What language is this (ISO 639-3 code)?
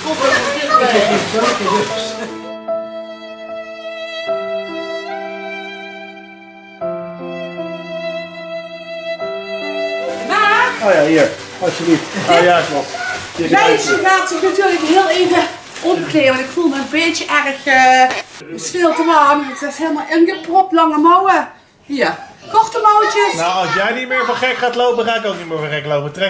nld